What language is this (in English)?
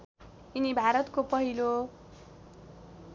Nepali